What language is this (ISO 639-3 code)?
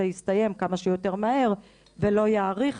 heb